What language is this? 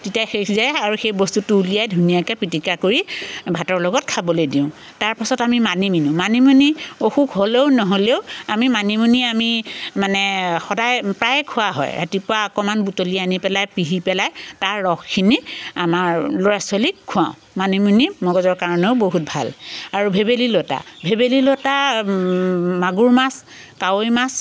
Assamese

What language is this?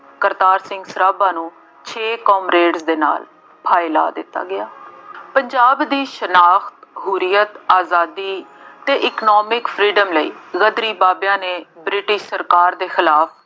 Punjabi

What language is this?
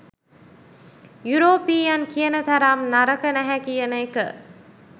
Sinhala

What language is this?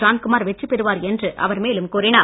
Tamil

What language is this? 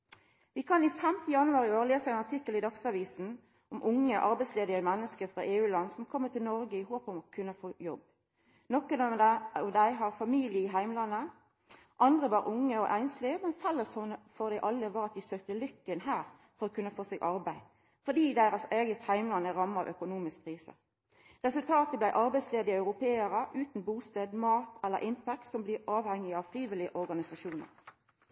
Norwegian Nynorsk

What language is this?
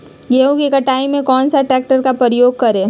Magahi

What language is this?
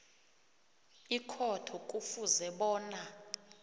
South Ndebele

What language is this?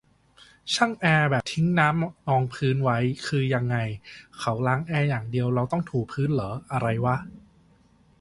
Thai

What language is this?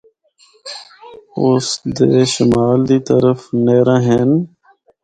Northern Hindko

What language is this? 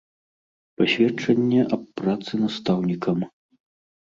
Belarusian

